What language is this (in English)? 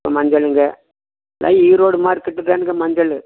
Tamil